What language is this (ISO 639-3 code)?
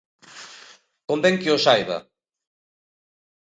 glg